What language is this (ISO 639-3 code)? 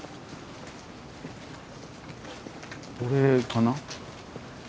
jpn